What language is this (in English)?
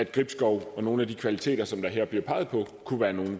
Danish